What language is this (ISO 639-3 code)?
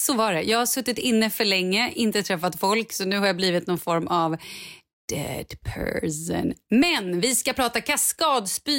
swe